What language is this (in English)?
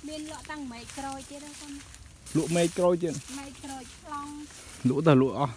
Thai